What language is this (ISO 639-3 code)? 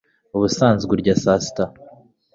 kin